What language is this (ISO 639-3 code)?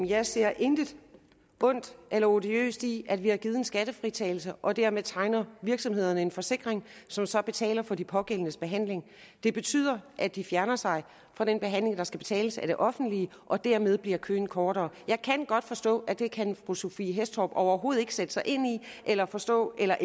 dan